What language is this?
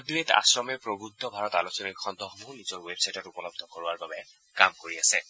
Assamese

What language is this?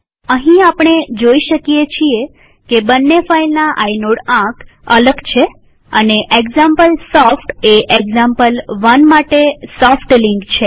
Gujarati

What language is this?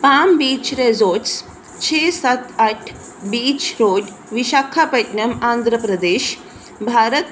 Punjabi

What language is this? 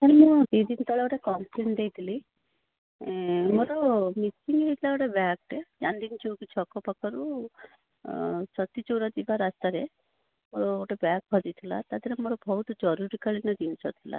Odia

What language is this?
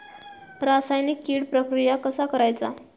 Marathi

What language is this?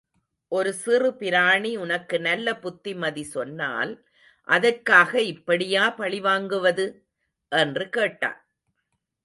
Tamil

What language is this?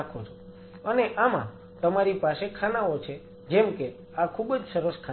Gujarati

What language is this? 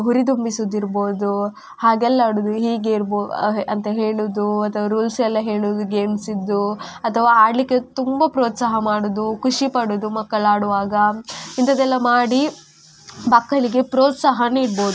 Kannada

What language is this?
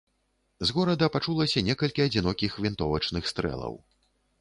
Belarusian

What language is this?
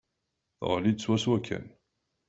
Kabyle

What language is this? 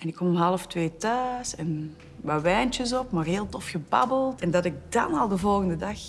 Dutch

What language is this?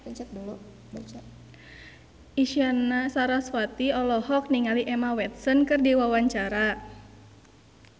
Sundanese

